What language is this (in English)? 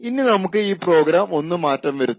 Malayalam